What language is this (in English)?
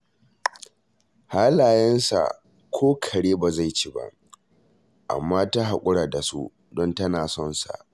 Hausa